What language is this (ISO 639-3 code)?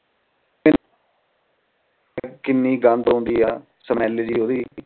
pan